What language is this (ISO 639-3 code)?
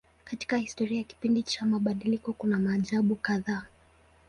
swa